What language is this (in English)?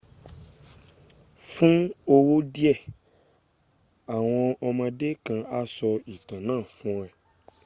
Yoruba